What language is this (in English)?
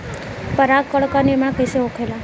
Bhojpuri